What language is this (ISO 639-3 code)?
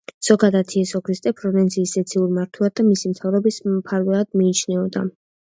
kat